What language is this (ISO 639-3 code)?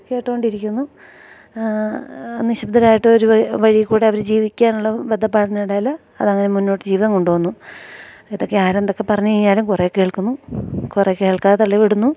mal